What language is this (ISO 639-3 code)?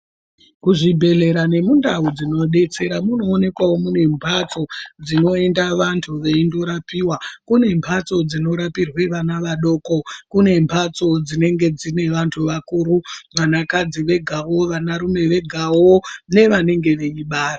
ndc